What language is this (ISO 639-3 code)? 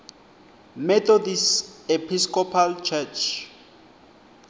ssw